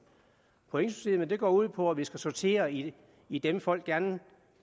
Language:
Danish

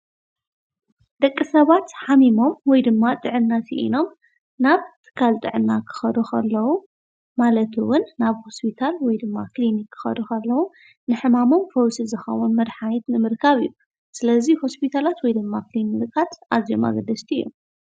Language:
Tigrinya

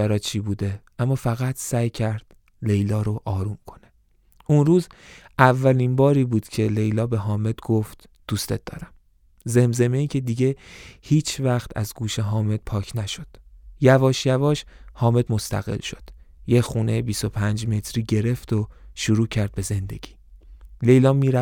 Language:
Persian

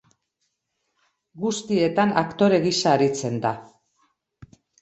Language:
Basque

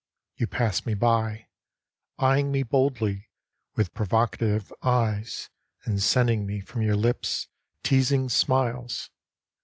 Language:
English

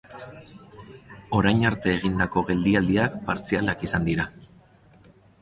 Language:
Basque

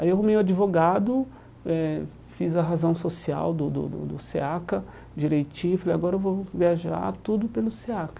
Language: Portuguese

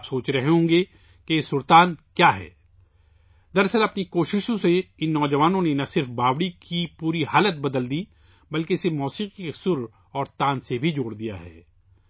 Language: Urdu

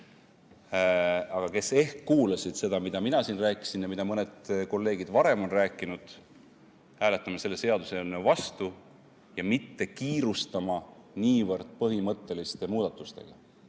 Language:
Estonian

